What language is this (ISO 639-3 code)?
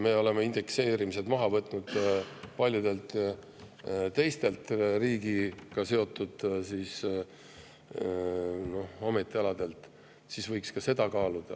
est